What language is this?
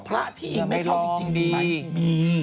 Thai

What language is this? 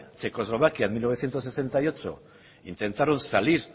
Spanish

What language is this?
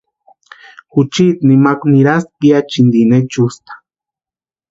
Western Highland Purepecha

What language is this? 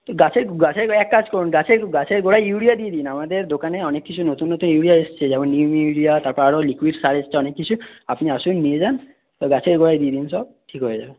Bangla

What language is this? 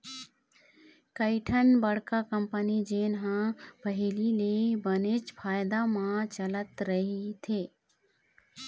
Chhattisgarhi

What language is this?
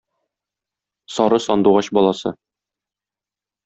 Tatar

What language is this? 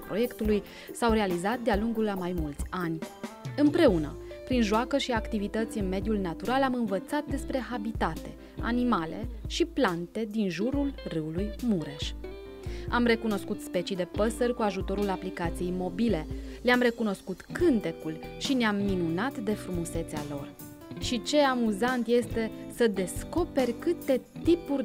Romanian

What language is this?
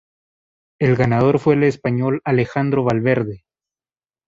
Spanish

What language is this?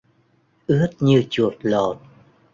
Vietnamese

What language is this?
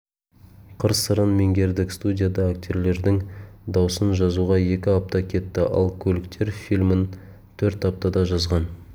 Kazakh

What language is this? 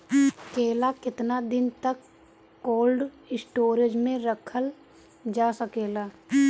Bhojpuri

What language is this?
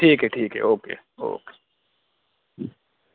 Urdu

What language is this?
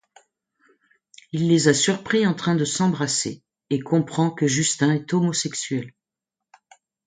French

